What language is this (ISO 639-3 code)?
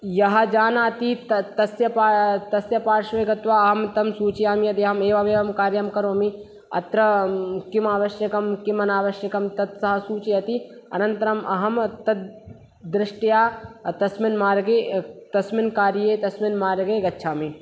san